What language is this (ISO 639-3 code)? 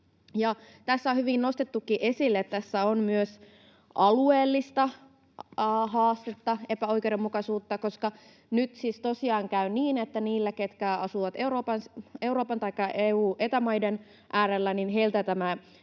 fin